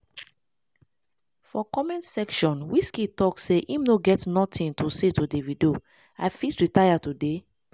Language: Nigerian Pidgin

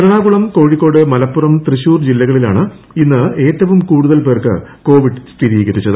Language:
Malayalam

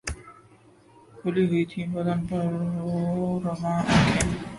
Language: Urdu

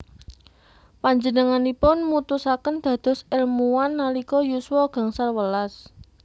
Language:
Javanese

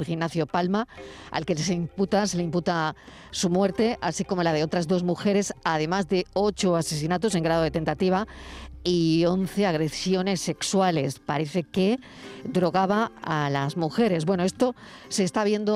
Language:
Spanish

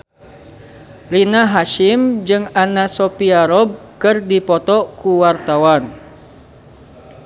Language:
Sundanese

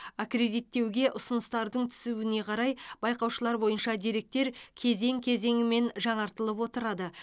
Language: Kazakh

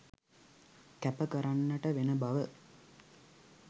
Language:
Sinhala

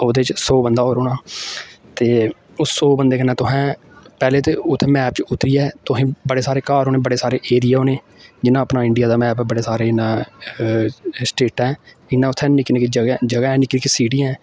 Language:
Dogri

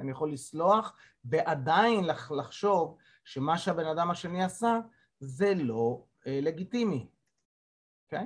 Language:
Hebrew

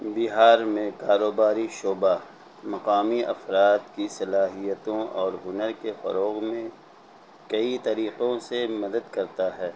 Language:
Urdu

